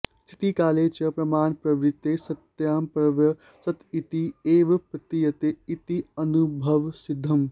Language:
Sanskrit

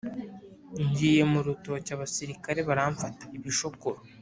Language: Kinyarwanda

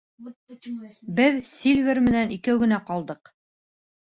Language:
Bashkir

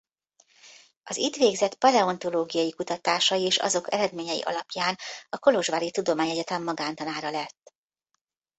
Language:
Hungarian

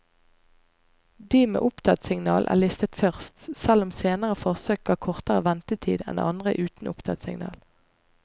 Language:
Norwegian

